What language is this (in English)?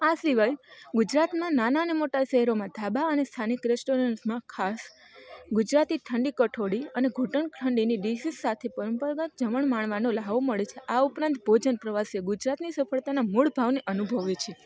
Gujarati